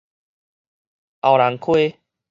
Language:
Min Nan Chinese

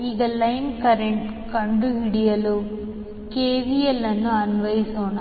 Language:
Kannada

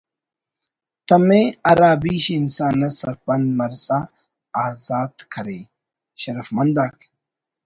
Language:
Brahui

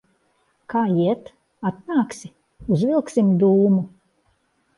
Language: Latvian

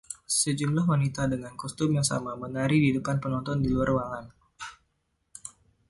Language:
Indonesian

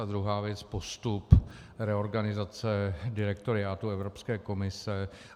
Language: Czech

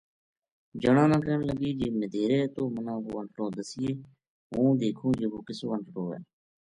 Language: Gujari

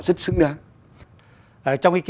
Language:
Vietnamese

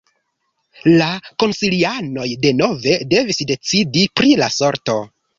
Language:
Esperanto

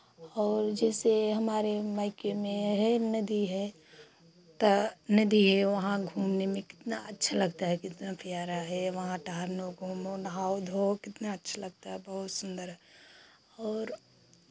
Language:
Hindi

